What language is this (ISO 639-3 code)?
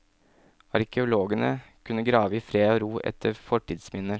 nor